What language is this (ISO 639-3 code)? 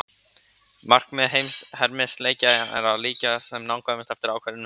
isl